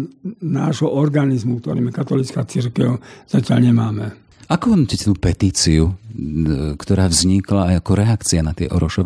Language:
Slovak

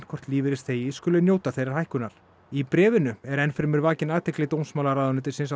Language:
Icelandic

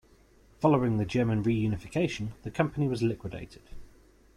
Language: English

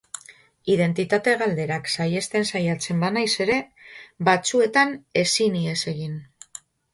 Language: Basque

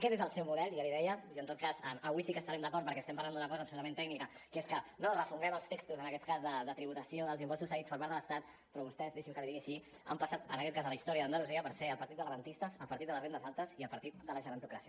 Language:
Catalan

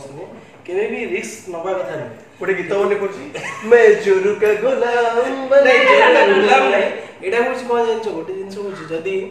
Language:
Hindi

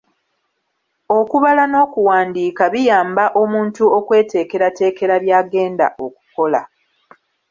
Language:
Ganda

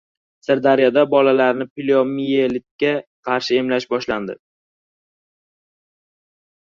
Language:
Uzbek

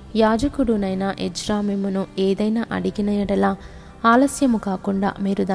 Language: Telugu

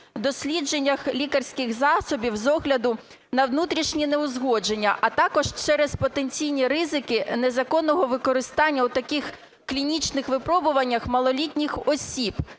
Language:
Ukrainian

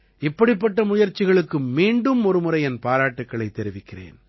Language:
Tamil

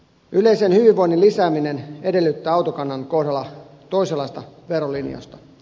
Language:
Finnish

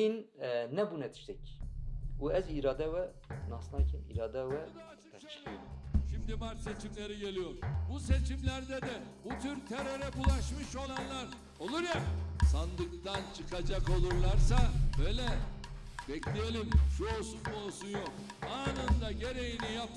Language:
Turkish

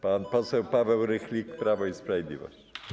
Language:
Polish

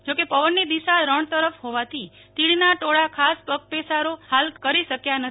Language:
Gujarati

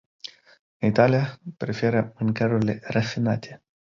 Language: Romanian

